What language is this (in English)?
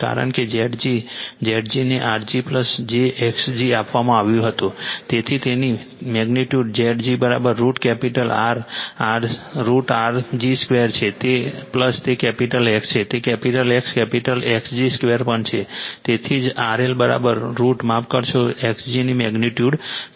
Gujarati